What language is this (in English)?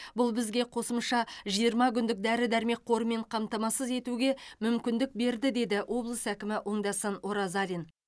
Kazakh